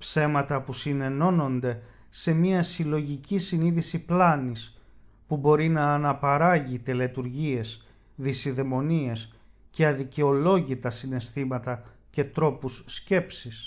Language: Greek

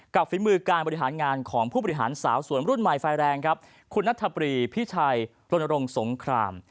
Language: Thai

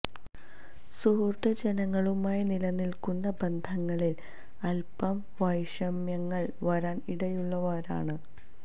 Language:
Malayalam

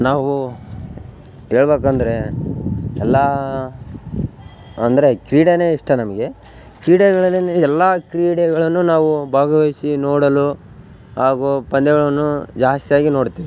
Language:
Kannada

